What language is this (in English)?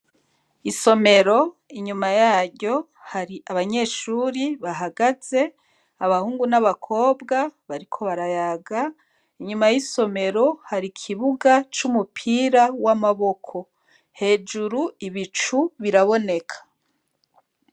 Rundi